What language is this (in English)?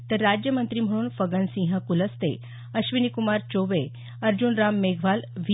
Marathi